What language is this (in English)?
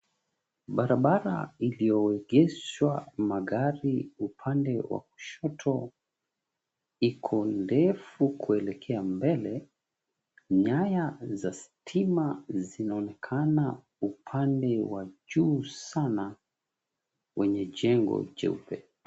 Swahili